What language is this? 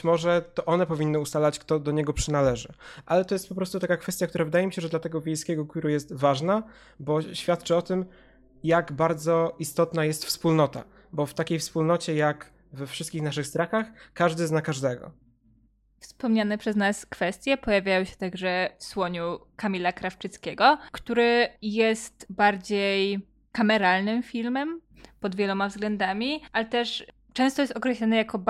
Polish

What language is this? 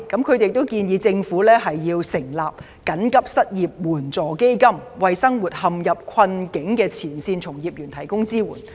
Cantonese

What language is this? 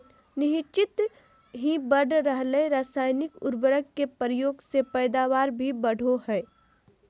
Magahi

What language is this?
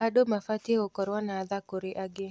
Kikuyu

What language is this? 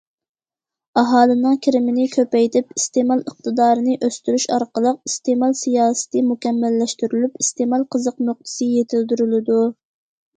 Uyghur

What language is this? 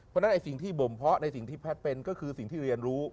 Thai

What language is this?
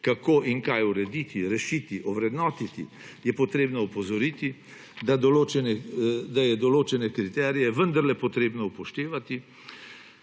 Slovenian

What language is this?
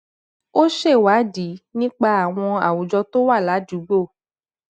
Yoruba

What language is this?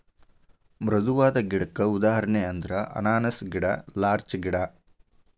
Kannada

